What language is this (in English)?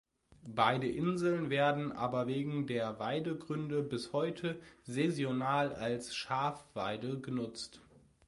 German